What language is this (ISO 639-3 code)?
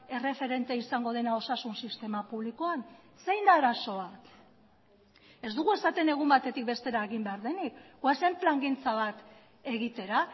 eus